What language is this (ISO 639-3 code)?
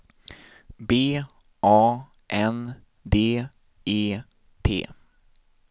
swe